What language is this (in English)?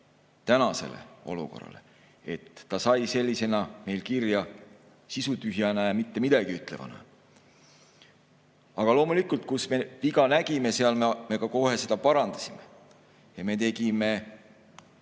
Estonian